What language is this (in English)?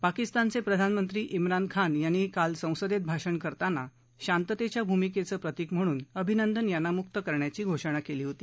Marathi